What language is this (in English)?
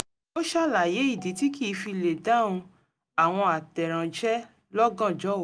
Yoruba